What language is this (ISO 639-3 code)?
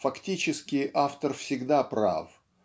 rus